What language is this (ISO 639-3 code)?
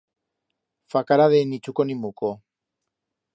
arg